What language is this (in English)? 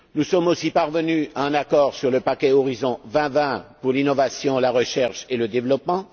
French